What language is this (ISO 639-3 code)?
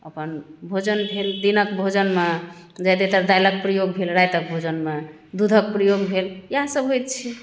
mai